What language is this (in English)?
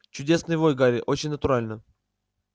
Russian